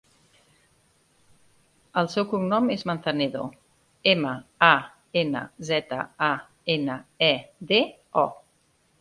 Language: Catalan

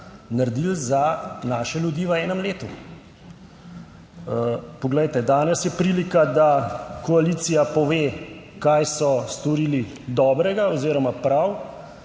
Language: Slovenian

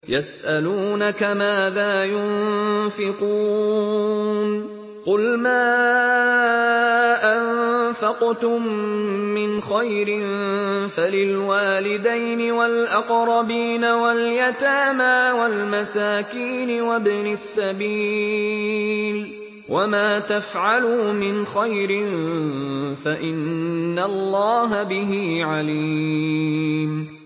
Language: Arabic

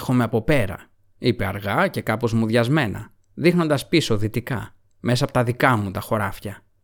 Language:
Greek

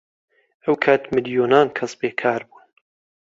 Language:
Central Kurdish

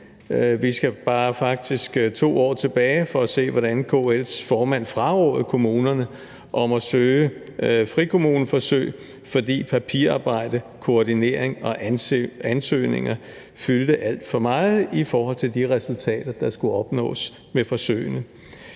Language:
Danish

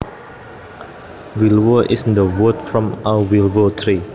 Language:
Javanese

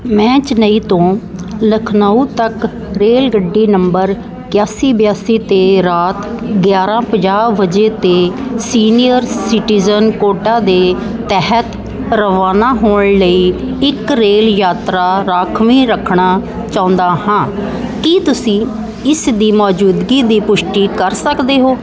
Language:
Punjabi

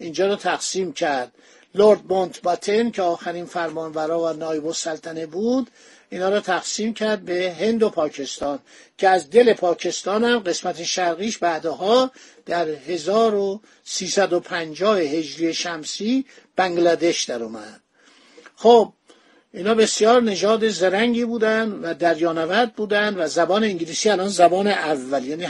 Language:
Persian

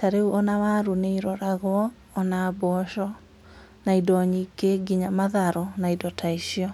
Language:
Kikuyu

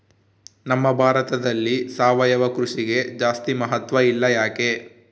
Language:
Kannada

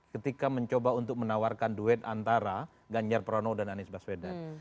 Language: Indonesian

